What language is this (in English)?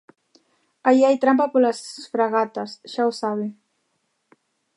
Galician